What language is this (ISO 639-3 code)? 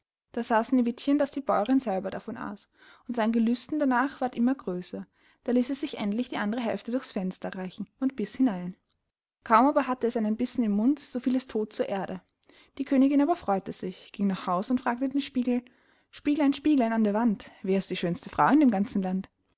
deu